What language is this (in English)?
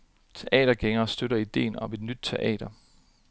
Danish